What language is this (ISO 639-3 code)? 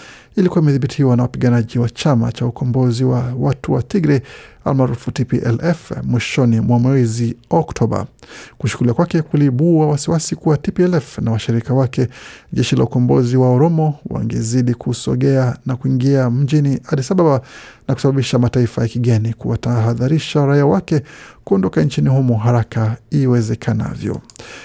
swa